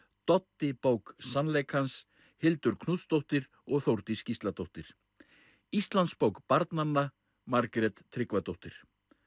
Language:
Icelandic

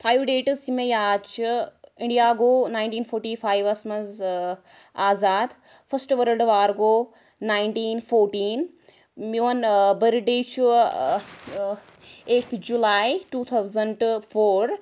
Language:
Kashmiri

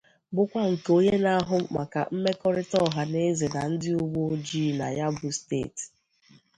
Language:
Igbo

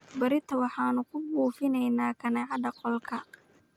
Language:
Somali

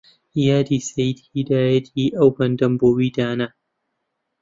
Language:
Central Kurdish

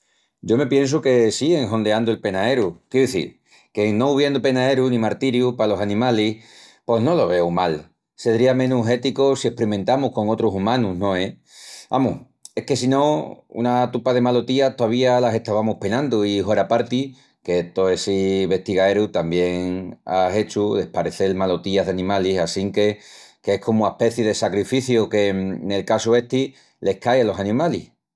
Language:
Extremaduran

